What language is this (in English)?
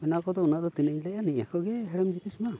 Santali